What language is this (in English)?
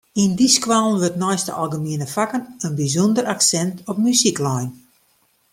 Western Frisian